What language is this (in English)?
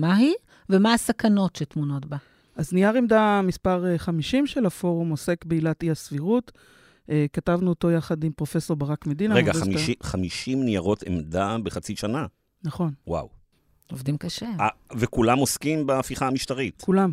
Hebrew